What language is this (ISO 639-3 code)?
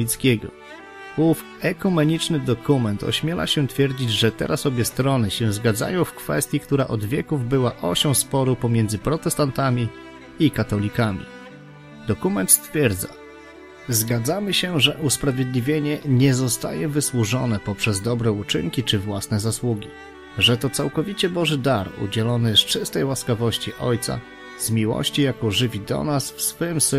pol